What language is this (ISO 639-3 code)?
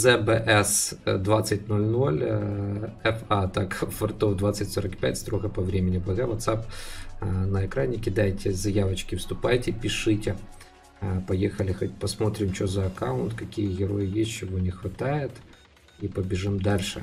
rus